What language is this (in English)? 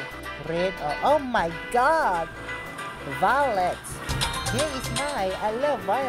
English